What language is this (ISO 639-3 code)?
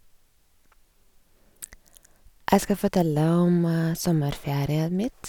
nor